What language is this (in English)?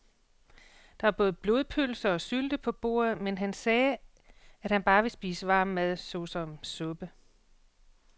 Danish